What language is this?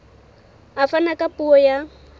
Southern Sotho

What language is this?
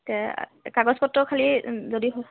Assamese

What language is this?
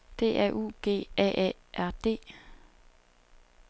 Danish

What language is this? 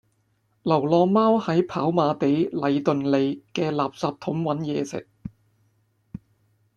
Cantonese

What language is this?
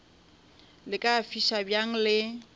Northern Sotho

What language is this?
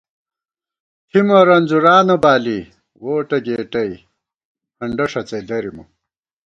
Gawar-Bati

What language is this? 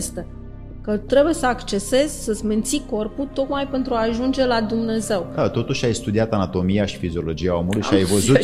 Romanian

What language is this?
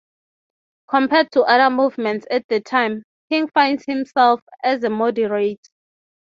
English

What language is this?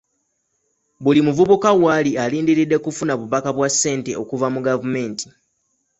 Ganda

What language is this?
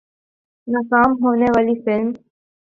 Urdu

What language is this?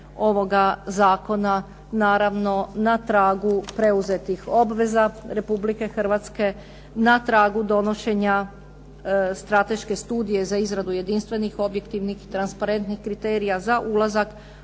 Croatian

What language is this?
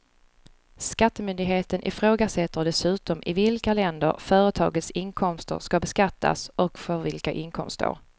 Swedish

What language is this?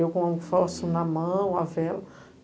Portuguese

